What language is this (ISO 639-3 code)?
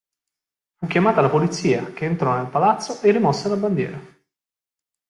ita